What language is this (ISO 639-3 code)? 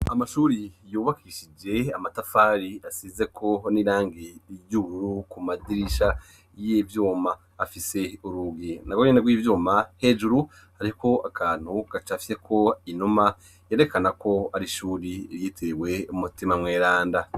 run